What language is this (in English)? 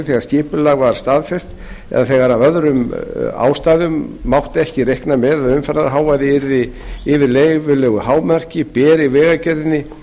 Icelandic